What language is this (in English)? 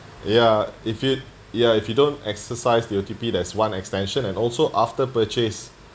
English